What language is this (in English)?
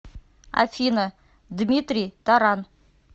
Russian